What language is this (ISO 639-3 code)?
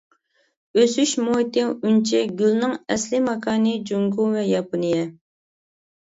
uig